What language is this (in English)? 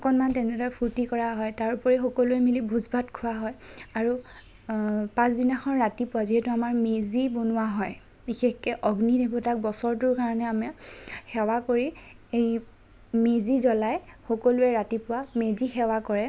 Assamese